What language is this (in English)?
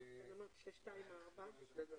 Hebrew